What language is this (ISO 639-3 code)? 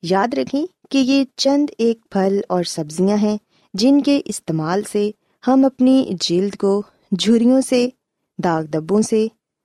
urd